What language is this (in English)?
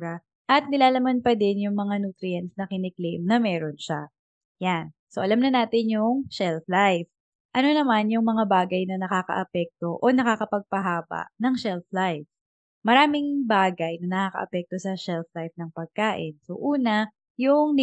Filipino